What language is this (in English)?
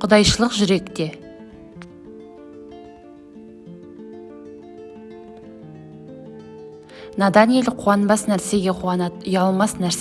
Turkish